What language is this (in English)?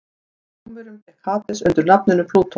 Icelandic